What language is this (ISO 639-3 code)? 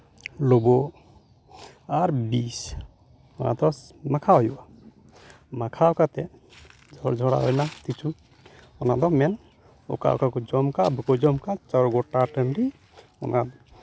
sat